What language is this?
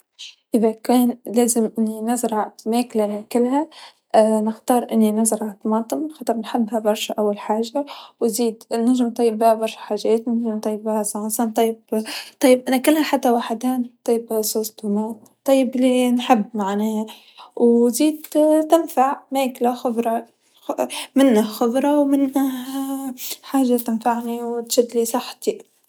Tunisian Arabic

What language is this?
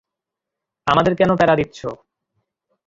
Bangla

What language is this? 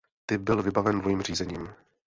Czech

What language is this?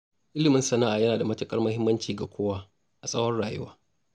Hausa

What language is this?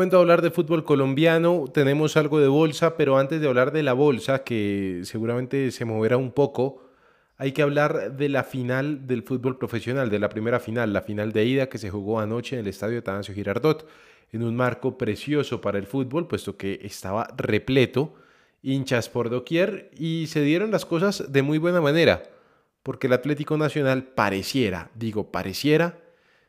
Spanish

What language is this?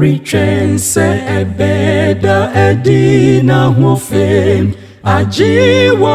Romanian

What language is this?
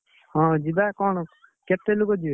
Odia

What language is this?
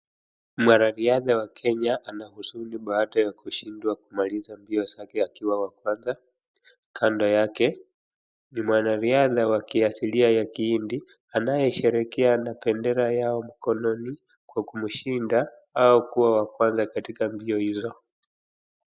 Swahili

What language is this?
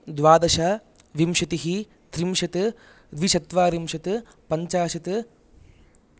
Sanskrit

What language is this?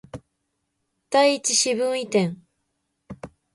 Japanese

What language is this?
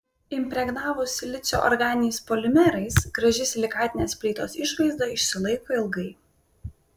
Lithuanian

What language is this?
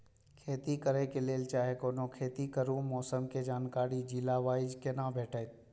Maithili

